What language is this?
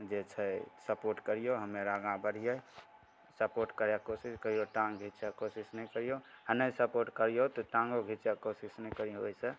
Maithili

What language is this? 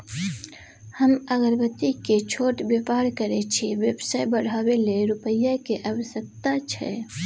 Maithili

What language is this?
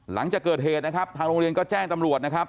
Thai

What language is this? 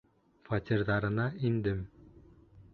Bashkir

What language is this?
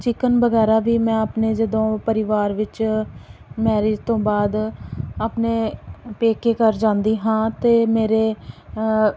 Punjabi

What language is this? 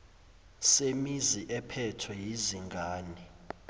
Zulu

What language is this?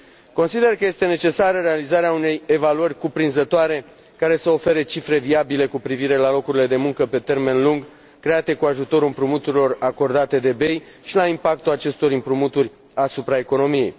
Romanian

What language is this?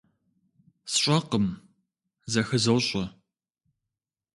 Kabardian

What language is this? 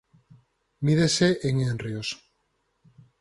Galician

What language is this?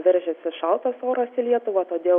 Lithuanian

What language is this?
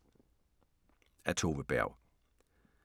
Danish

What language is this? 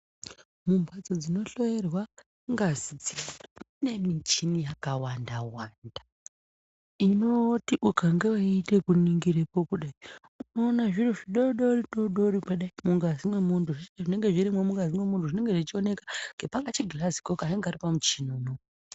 Ndau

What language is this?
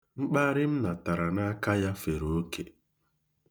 Igbo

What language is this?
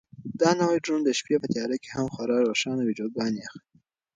Pashto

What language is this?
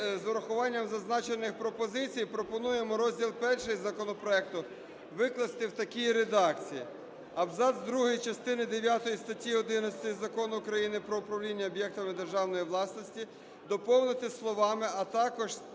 Ukrainian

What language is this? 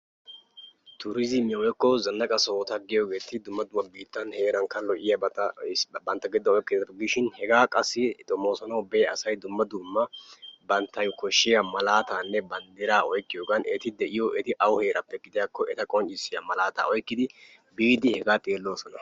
Wolaytta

